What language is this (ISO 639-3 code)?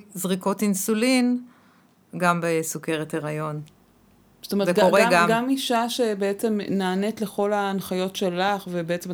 heb